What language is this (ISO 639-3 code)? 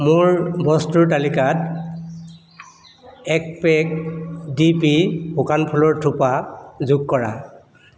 asm